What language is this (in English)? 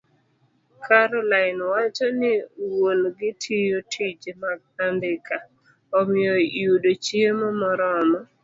Luo (Kenya and Tanzania)